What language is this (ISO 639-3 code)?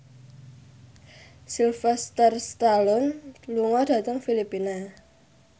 jav